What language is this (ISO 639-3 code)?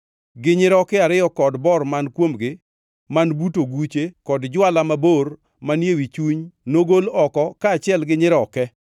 luo